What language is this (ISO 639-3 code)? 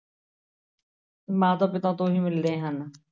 pan